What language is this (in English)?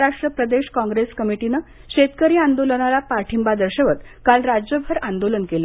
Marathi